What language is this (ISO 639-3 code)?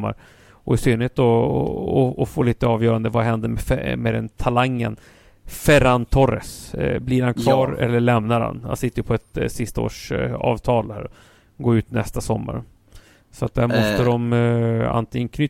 swe